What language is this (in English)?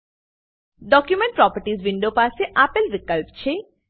Gujarati